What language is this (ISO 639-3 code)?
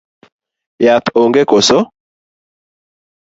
luo